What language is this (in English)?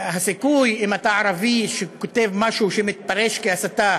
Hebrew